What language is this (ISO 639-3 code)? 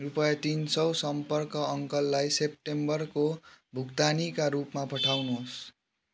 nep